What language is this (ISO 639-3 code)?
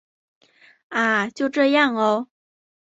zho